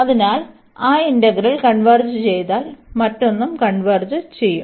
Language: Malayalam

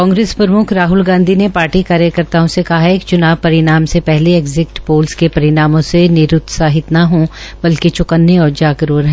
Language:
Hindi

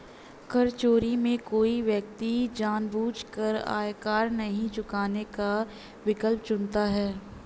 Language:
Hindi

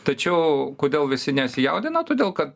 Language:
Lithuanian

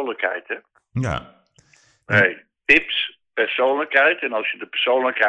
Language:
Dutch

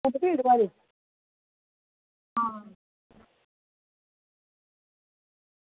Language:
Dogri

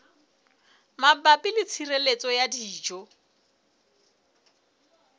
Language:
Southern Sotho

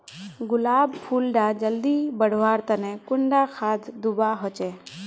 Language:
Magahi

